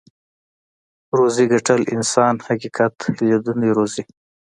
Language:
Pashto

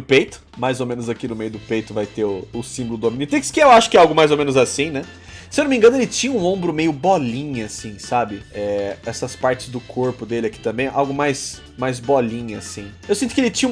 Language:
Portuguese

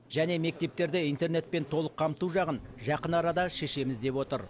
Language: Kazakh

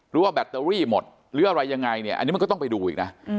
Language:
Thai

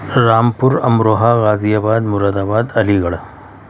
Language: Urdu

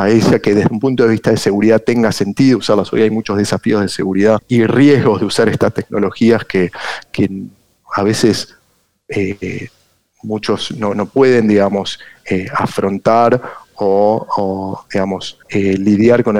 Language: Spanish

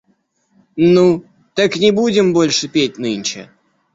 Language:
Russian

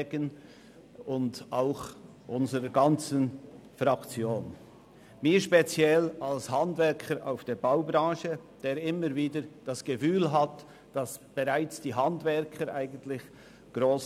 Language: Swiss German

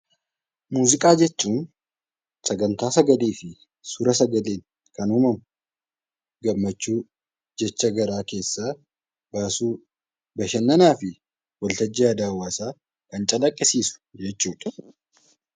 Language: Oromo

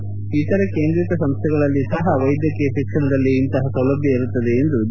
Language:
Kannada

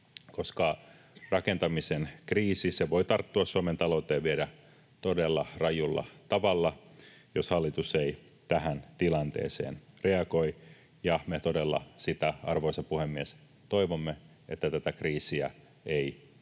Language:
Finnish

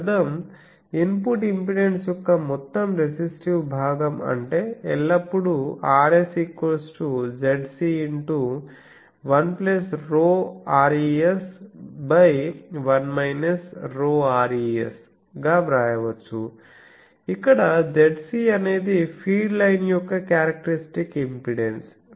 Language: Telugu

